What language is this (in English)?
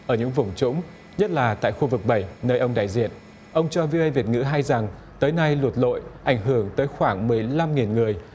Vietnamese